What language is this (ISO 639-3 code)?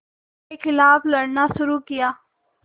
hin